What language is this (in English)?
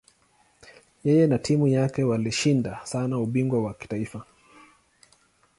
Swahili